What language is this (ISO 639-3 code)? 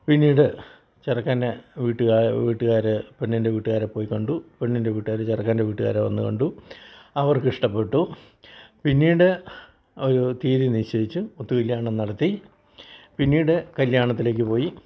mal